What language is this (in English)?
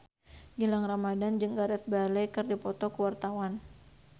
Sundanese